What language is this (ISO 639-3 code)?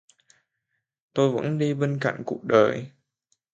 vie